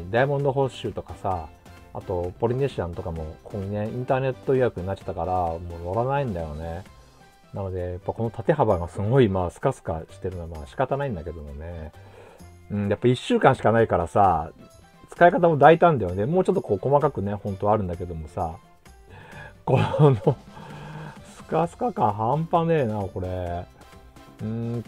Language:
Japanese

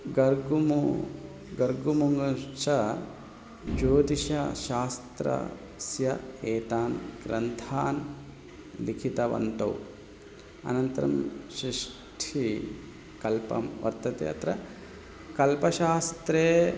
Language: Sanskrit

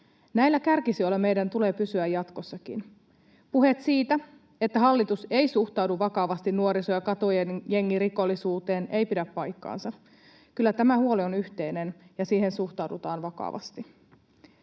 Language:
Finnish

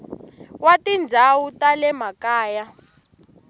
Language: Tsonga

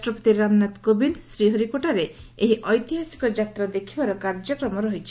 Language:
Odia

